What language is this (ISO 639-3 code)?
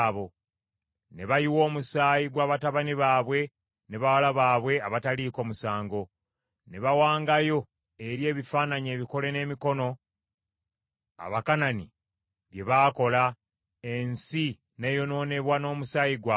lug